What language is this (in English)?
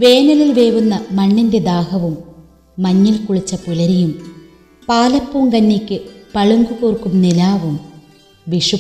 Malayalam